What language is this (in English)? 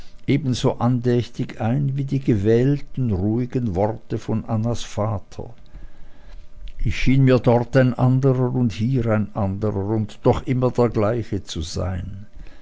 German